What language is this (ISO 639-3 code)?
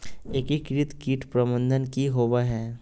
mag